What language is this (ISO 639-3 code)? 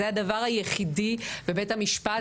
heb